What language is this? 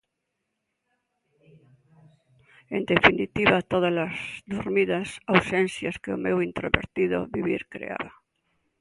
Galician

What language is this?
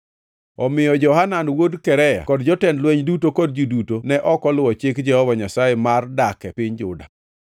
Luo (Kenya and Tanzania)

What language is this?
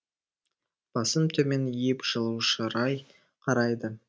Kazakh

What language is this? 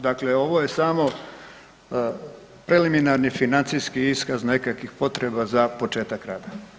Croatian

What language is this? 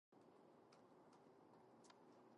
English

